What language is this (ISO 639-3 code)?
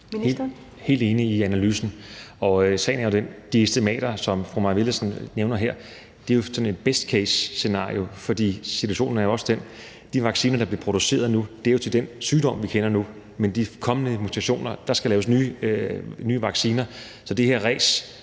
dan